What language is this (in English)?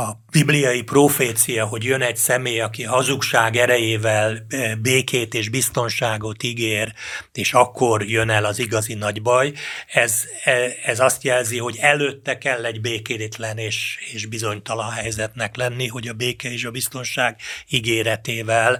Hungarian